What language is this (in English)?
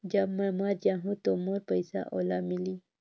Chhattisgarhi